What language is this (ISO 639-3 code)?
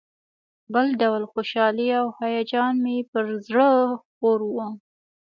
pus